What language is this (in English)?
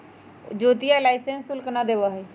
Magahi